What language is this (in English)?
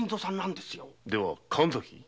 Japanese